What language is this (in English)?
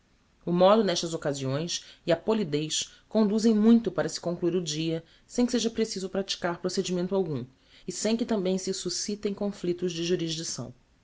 Portuguese